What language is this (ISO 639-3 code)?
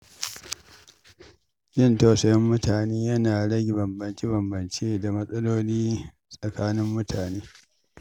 hau